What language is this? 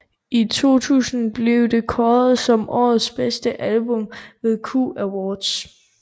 Danish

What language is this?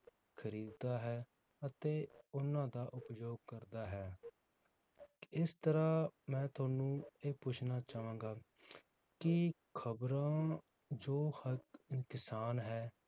Punjabi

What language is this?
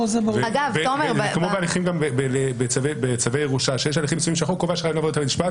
Hebrew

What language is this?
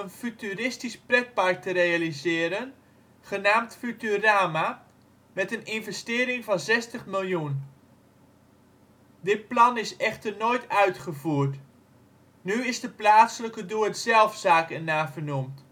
Dutch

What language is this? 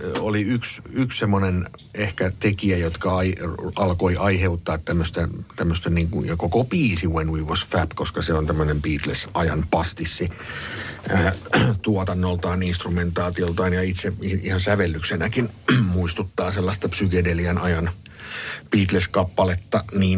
Finnish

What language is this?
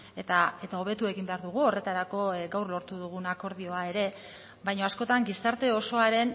Basque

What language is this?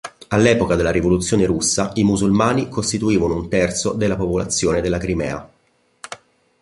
Italian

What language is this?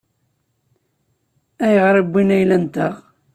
Kabyle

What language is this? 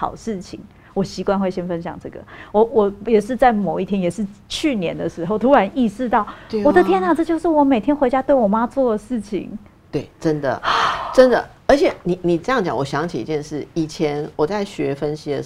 Chinese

